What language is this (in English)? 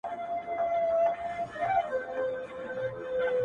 Pashto